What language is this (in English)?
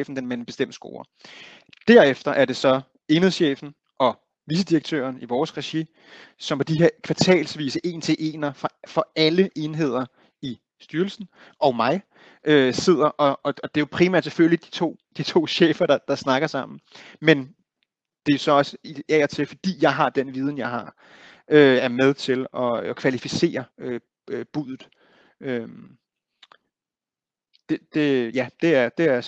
Danish